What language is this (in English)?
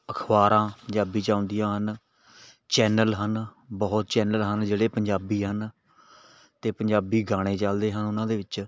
Punjabi